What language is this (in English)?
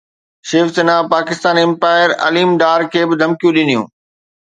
Sindhi